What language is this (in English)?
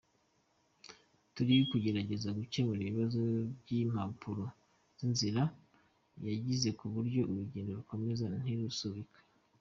Kinyarwanda